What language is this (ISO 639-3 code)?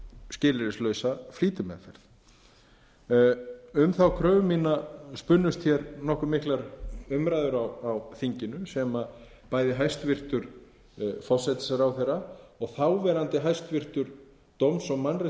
isl